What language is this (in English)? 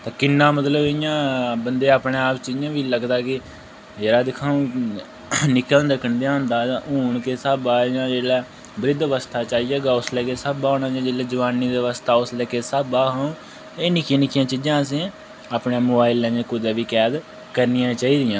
Dogri